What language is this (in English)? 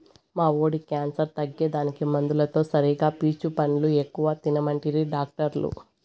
Telugu